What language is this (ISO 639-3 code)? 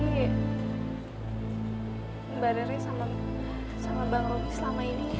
ind